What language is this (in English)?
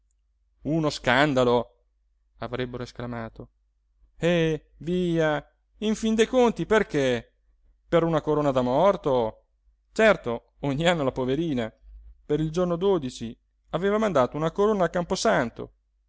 Italian